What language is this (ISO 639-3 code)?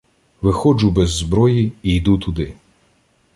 ukr